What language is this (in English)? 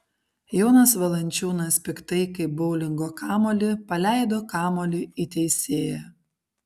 Lithuanian